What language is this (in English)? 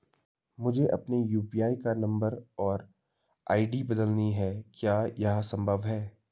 Hindi